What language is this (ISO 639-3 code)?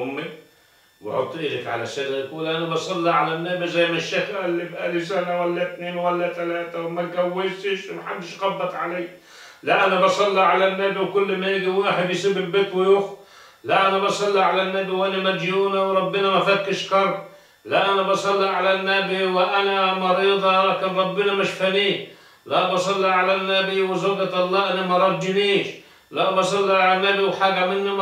ara